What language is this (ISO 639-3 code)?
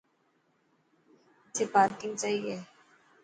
mki